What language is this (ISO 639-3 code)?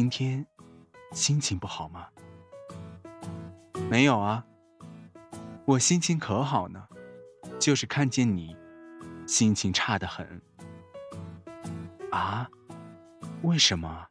zho